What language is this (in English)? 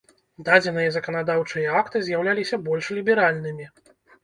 Belarusian